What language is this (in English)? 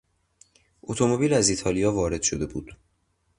Persian